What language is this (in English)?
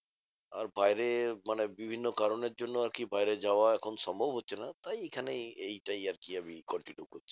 Bangla